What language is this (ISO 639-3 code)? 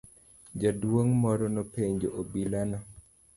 luo